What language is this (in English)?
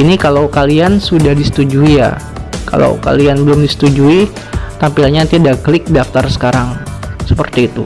Indonesian